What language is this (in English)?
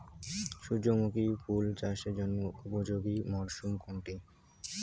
Bangla